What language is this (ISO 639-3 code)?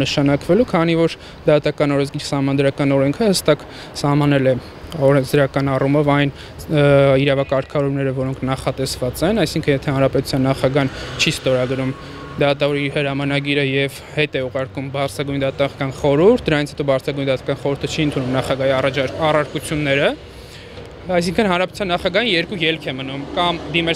ron